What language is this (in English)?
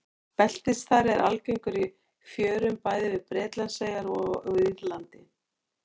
Icelandic